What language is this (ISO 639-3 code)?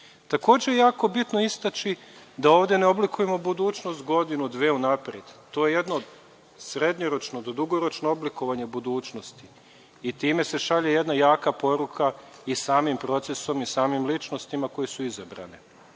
srp